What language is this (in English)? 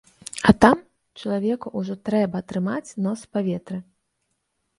Belarusian